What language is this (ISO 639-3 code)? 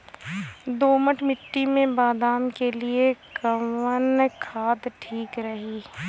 bho